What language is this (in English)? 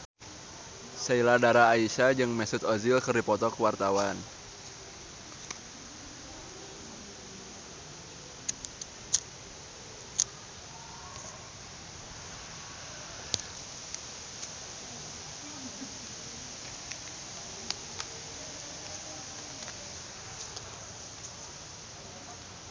Sundanese